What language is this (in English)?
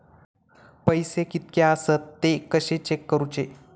Marathi